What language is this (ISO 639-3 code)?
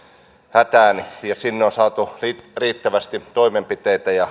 fin